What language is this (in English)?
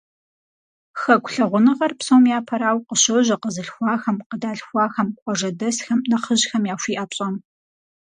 Kabardian